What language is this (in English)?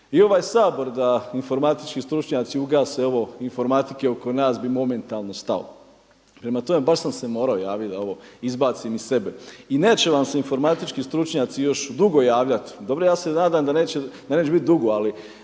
Croatian